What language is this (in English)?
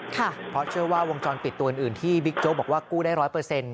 Thai